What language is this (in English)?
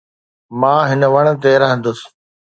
Sindhi